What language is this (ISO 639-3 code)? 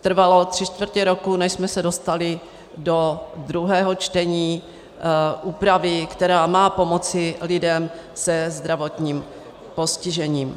ces